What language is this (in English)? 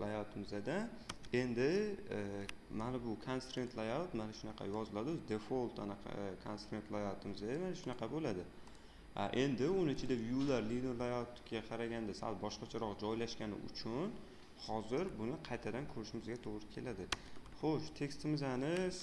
Uzbek